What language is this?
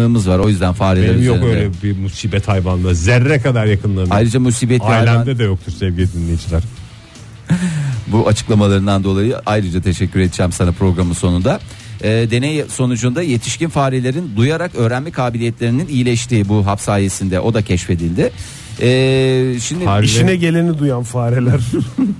Turkish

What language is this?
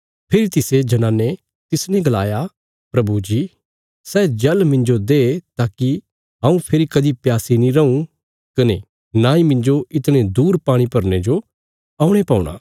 Bilaspuri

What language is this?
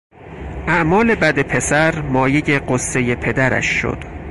Persian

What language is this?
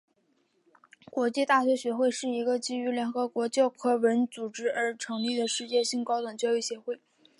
Chinese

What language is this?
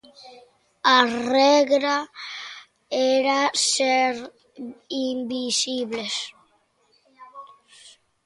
Galician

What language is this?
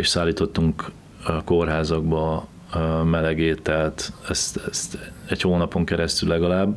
Hungarian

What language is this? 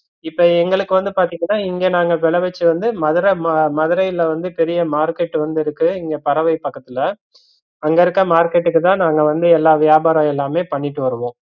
Tamil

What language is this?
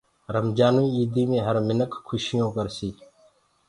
Gurgula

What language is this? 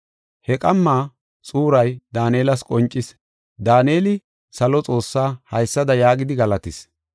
Gofa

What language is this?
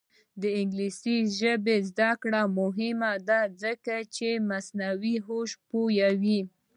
Pashto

